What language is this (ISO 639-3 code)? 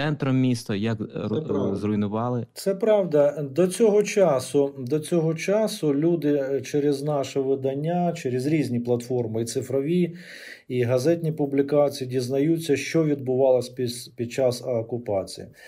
ukr